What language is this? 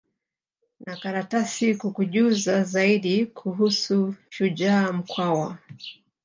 Swahili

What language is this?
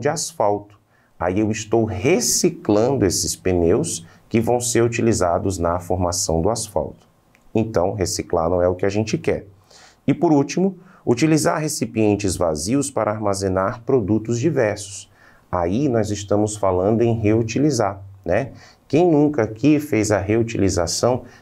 Portuguese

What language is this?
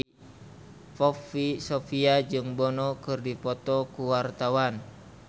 Sundanese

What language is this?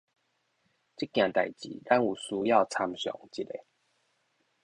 Min Nan Chinese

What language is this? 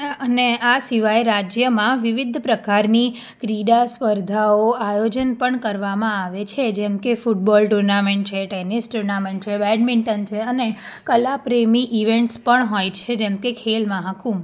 Gujarati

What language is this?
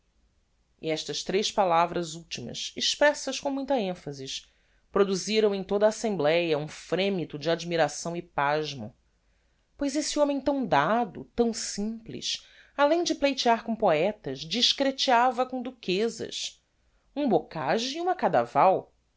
Portuguese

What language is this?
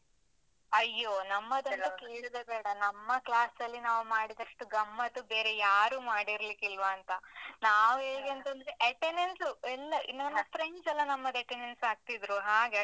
Kannada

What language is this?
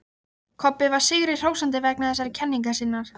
Icelandic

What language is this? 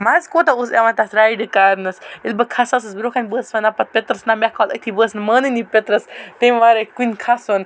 Kashmiri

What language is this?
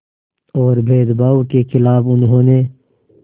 Hindi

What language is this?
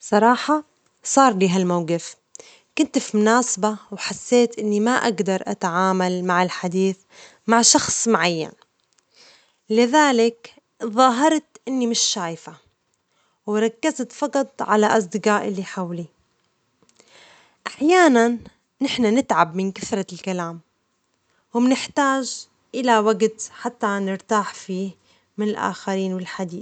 Omani Arabic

